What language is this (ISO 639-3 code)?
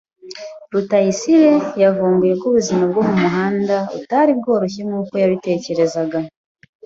kin